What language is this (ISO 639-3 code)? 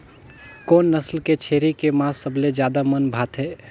hne